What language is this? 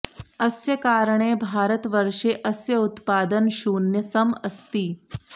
Sanskrit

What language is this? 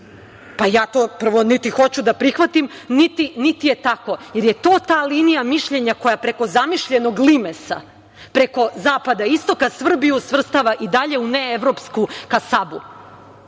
Serbian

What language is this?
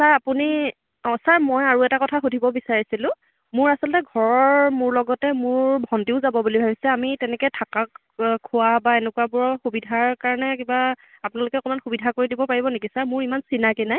Assamese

